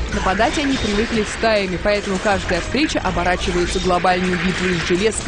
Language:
Russian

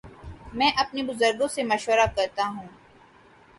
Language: Urdu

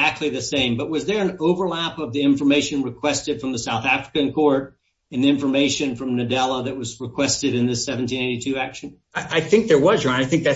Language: English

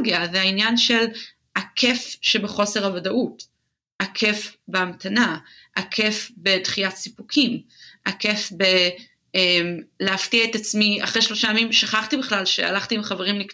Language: Hebrew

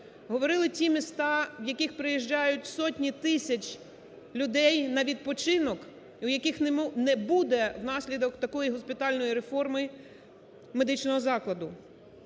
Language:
Ukrainian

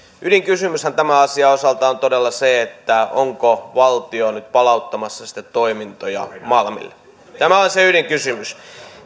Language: Finnish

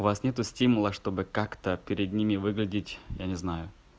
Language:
Russian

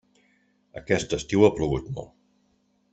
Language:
Catalan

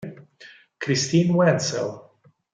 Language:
Italian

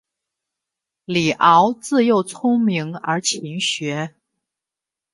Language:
Chinese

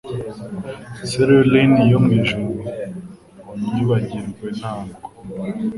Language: Kinyarwanda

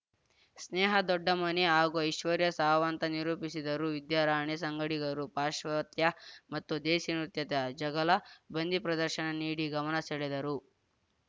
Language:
Kannada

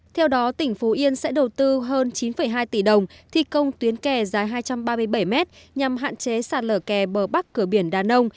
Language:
Vietnamese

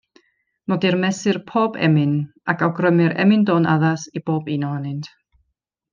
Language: Welsh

